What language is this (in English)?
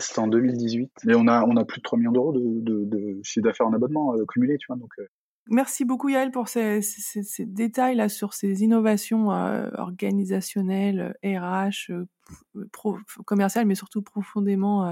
French